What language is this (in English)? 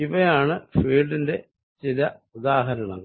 Malayalam